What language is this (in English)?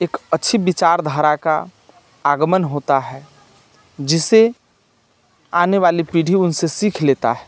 Maithili